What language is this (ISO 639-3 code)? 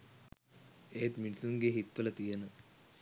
sin